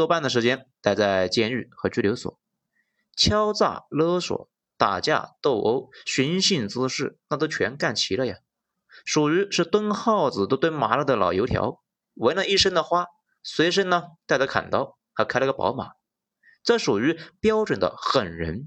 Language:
Chinese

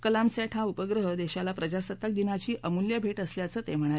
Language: Marathi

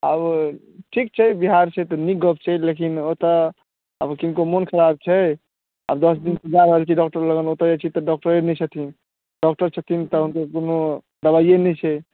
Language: Maithili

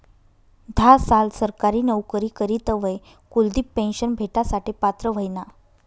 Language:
Marathi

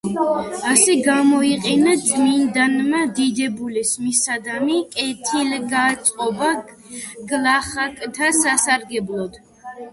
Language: Georgian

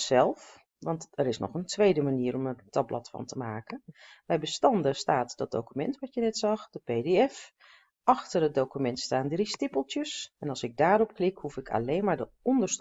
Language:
Dutch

